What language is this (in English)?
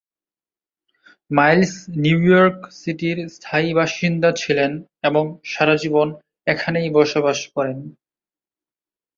Bangla